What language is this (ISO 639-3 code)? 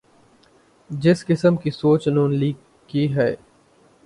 urd